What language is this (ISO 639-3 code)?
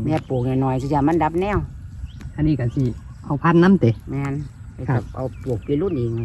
tha